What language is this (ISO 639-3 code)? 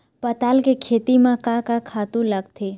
hne